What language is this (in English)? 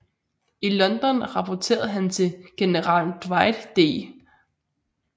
Danish